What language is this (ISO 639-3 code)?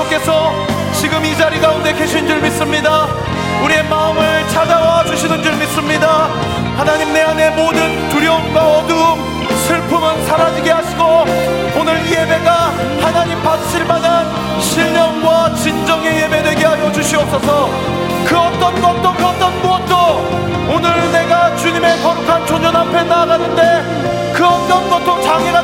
kor